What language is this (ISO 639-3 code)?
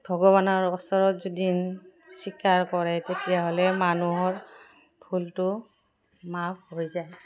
asm